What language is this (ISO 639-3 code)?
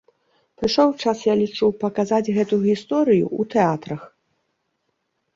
bel